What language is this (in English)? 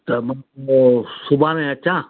Sindhi